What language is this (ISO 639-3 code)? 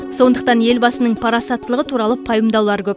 kaz